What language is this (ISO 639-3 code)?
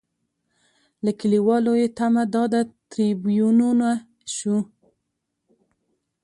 pus